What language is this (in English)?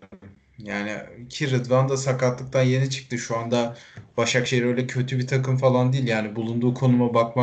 Turkish